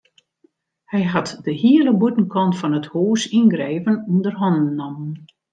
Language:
Western Frisian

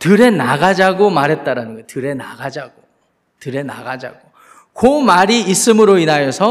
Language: Korean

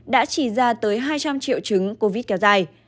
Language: Vietnamese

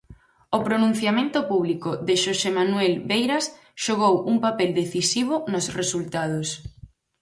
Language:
Galician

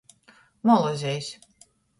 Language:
Latgalian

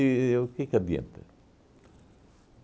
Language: Portuguese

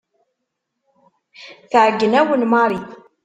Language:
Kabyle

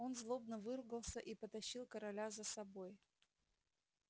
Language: Russian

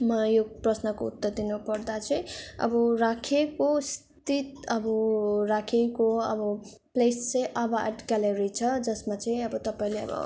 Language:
Nepali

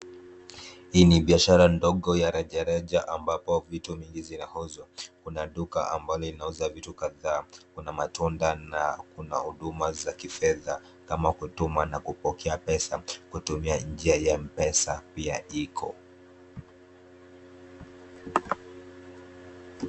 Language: Swahili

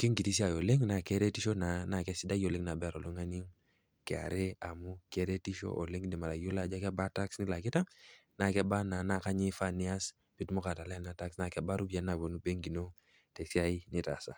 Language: Masai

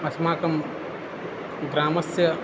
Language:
Sanskrit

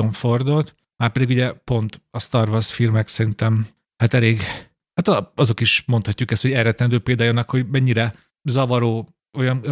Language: Hungarian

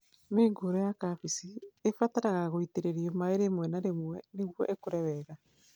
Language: Kikuyu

